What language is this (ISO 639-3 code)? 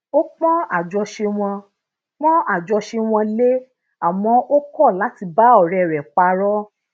yor